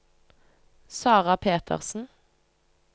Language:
Norwegian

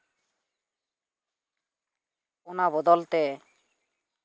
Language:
Santali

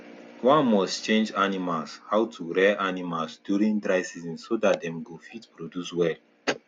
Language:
Nigerian Pidgin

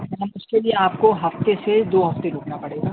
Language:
Urdu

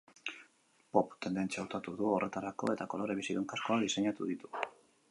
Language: Basque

